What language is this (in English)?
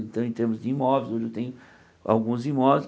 Portuguese